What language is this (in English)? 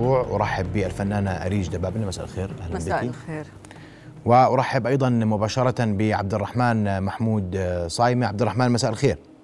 Arabic